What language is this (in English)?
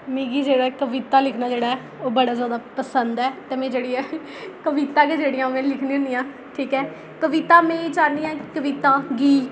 Dogri